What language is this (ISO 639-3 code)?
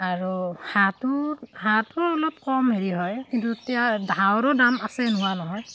asm